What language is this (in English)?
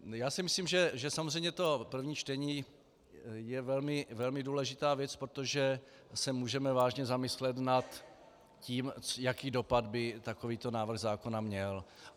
Czech